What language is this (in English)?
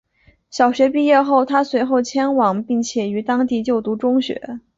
Chinese